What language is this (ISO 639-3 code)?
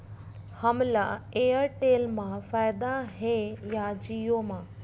hne